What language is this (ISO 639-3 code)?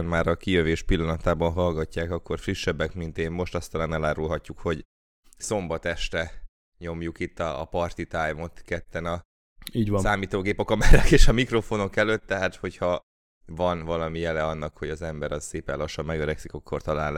hun